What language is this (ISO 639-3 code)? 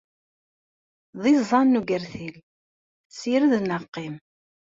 kab